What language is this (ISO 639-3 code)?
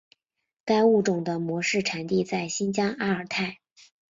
zho